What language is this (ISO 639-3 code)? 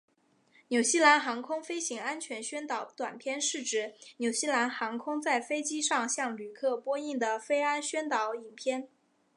zho